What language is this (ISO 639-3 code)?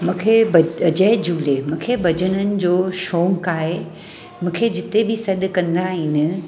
snd